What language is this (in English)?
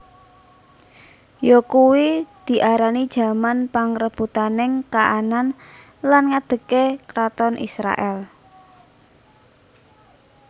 Javanese